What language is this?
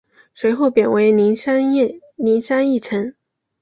Chinese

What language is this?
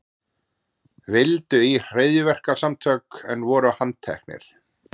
Icelandic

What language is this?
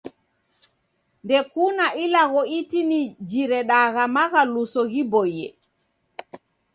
Taita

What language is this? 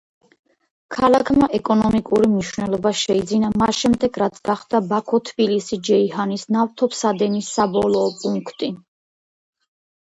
Georgian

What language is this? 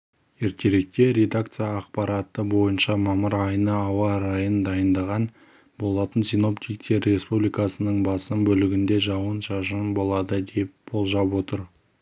Kazakh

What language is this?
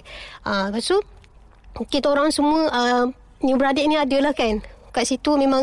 Malay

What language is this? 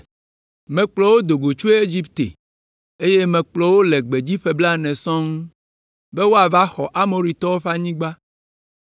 Ewe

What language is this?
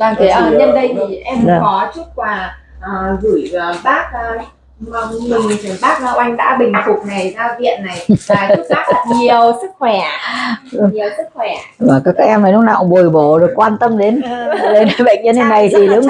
Vietnamese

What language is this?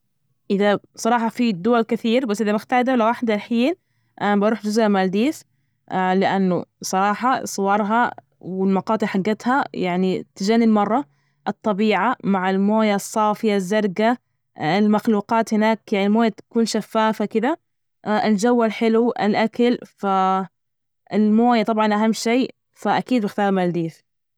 Najdi Arabic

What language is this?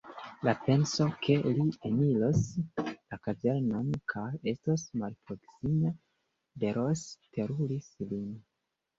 Esperanto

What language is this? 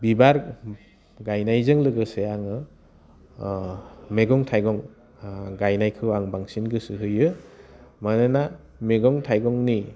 Bodo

